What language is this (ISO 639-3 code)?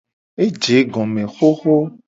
gej